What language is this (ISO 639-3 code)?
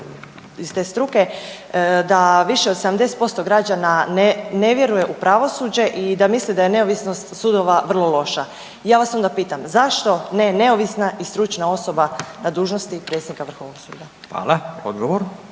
hrv